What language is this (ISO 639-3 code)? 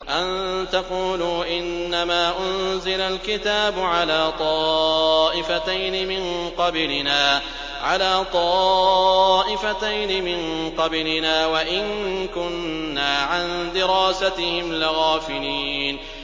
ara